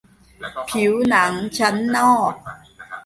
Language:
Thai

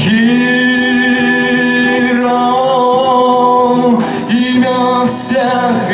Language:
Turkish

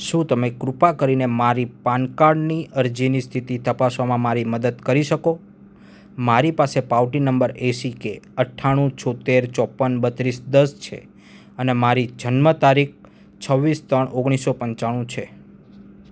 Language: Gujarati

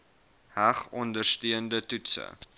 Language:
Afrikaans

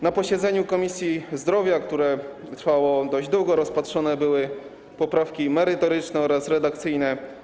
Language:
Polish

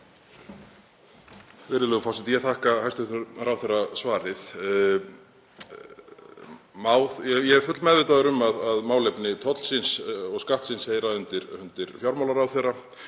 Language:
Icelandic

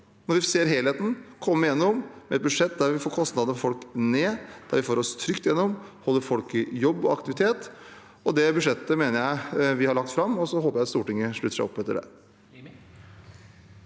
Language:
Norwegian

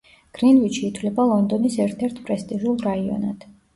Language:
Georgian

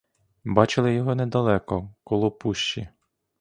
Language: Ukrainian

